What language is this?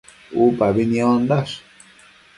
Matsés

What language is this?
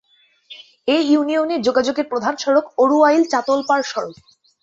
Bangla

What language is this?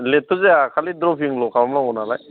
Bodo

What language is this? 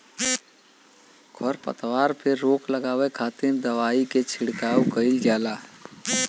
Bhojpuri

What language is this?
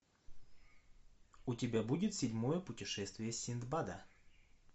Russian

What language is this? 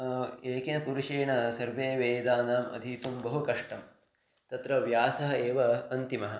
Sanskrit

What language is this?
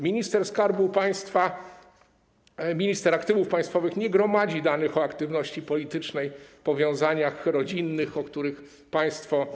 Polish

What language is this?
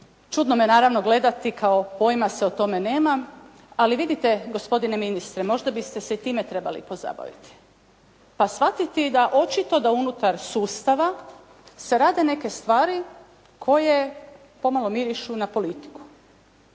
Croatian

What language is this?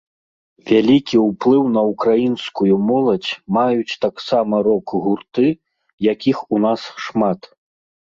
Belarusian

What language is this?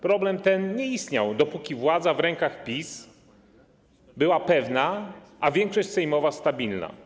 Polish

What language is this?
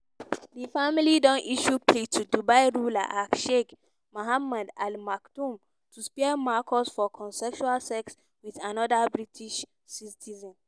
Nigerian Pidgin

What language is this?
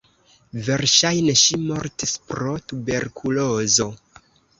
Esperanto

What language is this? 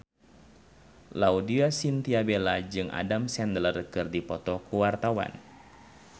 Sundanese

